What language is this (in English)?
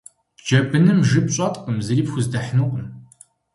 Kabardian